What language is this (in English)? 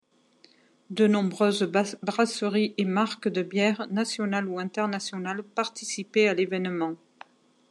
French